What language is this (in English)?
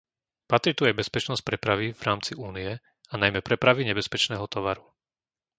Slovak